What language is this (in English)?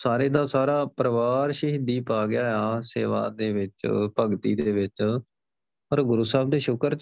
Punjabi